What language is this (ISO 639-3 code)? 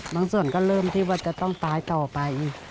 tha